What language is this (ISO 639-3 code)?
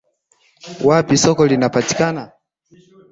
swa